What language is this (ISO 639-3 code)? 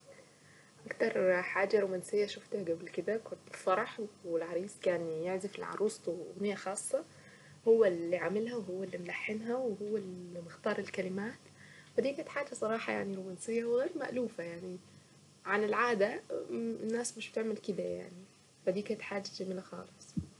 aec